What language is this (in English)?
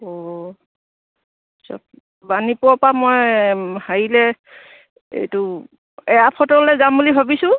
Assamese